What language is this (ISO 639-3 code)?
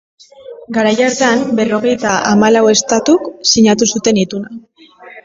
eus